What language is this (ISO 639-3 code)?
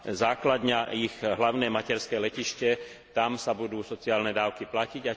slk